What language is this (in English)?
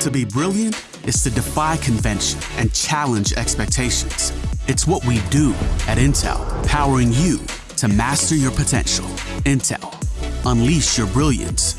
Korean